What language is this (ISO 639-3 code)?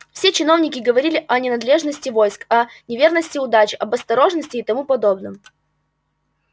rus